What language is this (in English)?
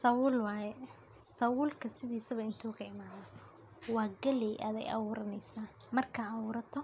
Somali